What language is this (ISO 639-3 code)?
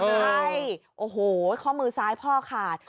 tha